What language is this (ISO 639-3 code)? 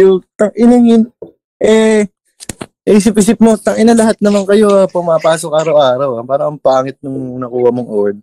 fil